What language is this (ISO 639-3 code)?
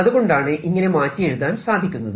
mal